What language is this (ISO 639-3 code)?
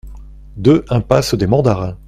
fra